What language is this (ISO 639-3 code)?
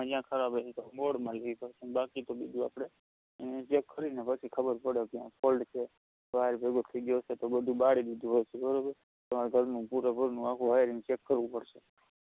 guj